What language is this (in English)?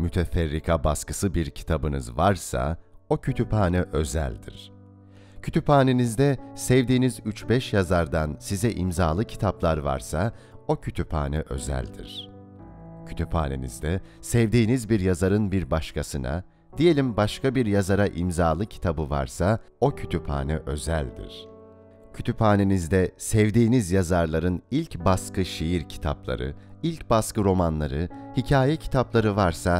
Turkish